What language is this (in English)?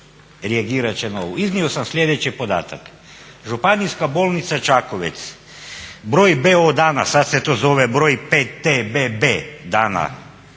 Croatian